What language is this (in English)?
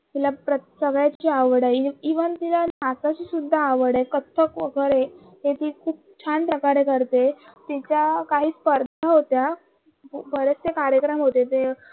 Marathi